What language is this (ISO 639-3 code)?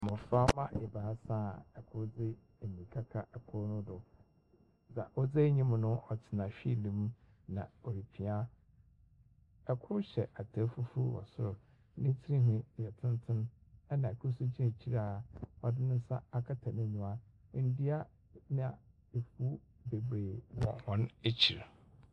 aka